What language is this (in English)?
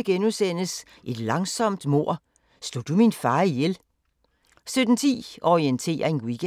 Danish